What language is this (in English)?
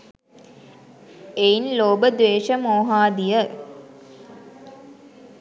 Sinhala